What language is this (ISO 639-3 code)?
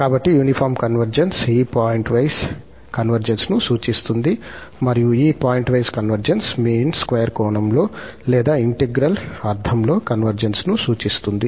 tel